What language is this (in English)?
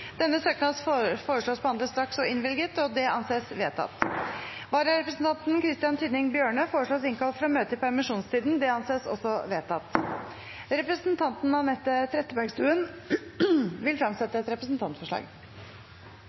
Norwegian Bokmål